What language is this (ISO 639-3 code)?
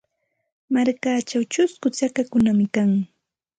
qxt